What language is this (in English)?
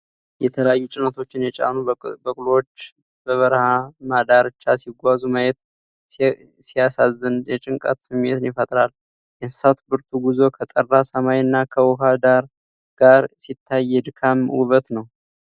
Amharic